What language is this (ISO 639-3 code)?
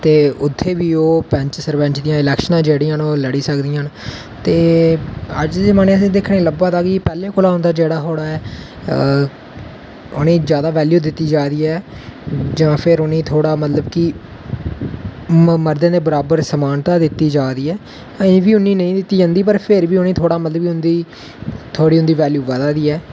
doi